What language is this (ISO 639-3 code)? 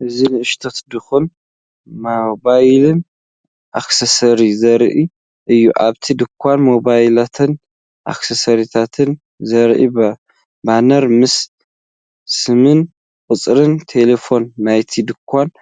tir